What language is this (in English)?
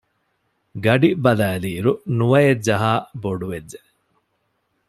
Divehi